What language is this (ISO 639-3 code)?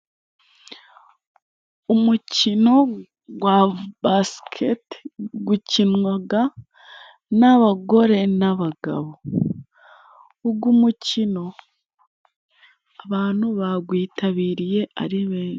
kin